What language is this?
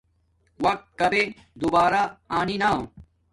Domaaki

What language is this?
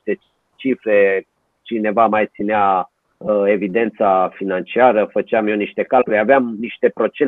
Romanian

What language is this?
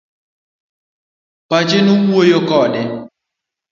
Luo (Kenya and Tanzania)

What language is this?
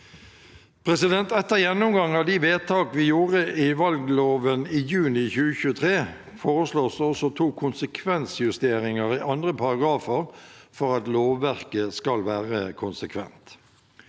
Norwegian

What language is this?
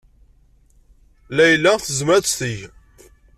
Kabyle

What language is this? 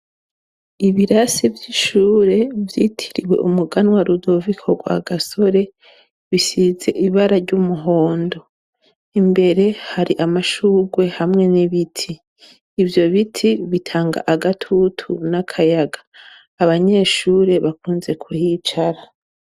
Rundi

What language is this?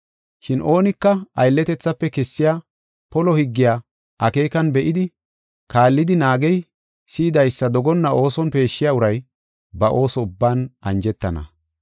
Gofa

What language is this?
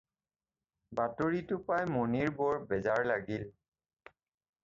Assamese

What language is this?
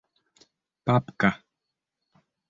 Bashkir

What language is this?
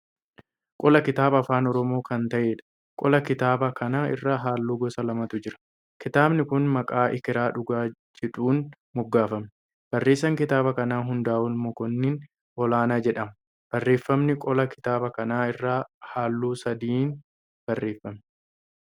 Oromo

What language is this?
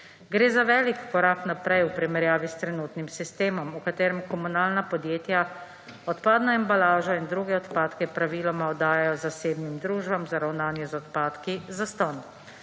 Slovenian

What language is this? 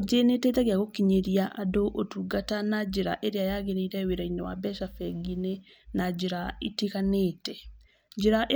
Kikuyu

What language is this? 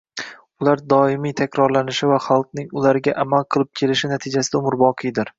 Uzbek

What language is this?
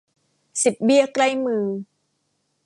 Thai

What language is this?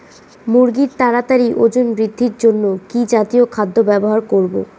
Bangla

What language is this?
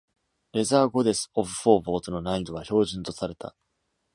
Japanese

